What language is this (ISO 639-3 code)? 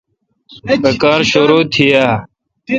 xka